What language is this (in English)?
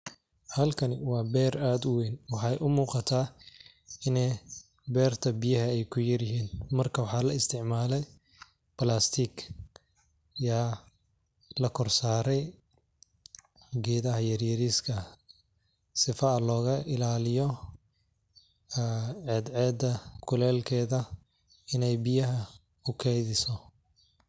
Somali